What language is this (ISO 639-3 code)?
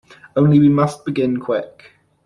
eng